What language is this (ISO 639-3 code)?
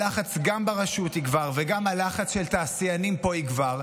heb